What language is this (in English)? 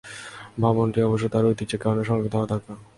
Bangla